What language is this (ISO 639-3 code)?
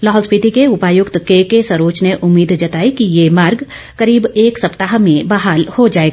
hin